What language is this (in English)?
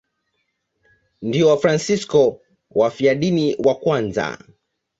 Swahili